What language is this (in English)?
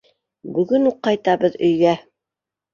Bashkir